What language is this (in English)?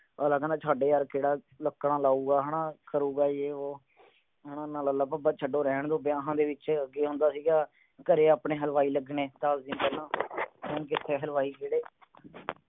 Punjabi